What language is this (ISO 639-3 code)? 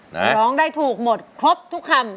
tha